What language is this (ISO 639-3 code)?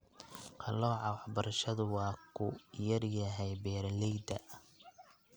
som